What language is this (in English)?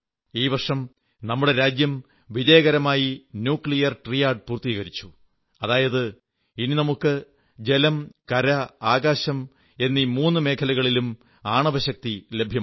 Malayalam